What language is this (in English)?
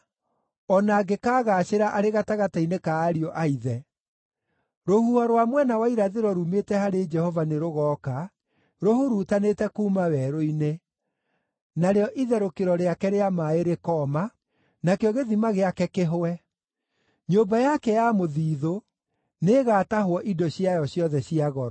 Kikuyu